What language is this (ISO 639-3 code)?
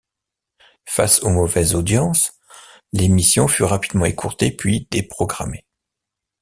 fra